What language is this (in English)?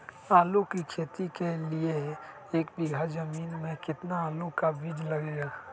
Magahi